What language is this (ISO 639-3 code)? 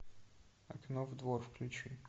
rus